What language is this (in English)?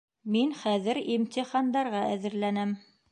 Bashkir